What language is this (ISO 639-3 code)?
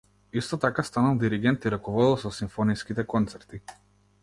mkd